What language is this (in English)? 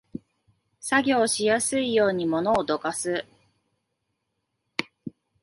Japanese